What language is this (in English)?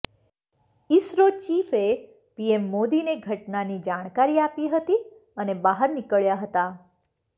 Gujarati